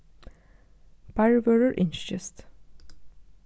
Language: Faroese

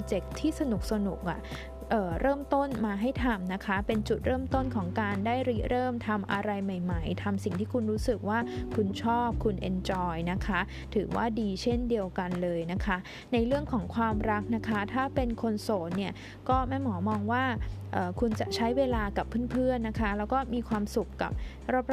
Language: Thai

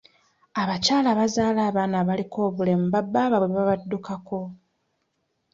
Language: Ganda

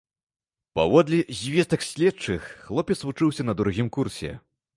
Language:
Belarusian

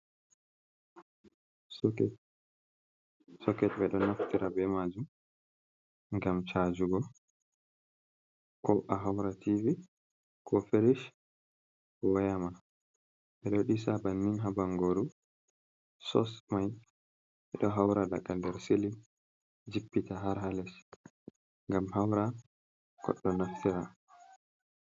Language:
Fula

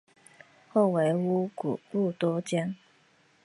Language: Chinese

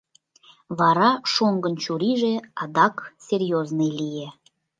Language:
Mari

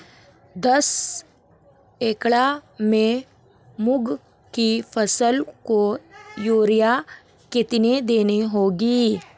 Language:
Hindi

